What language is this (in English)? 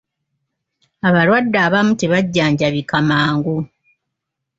Ganda